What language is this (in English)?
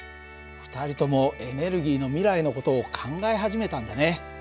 Japanese